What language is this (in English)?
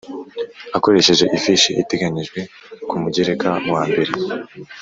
Kinyarwanda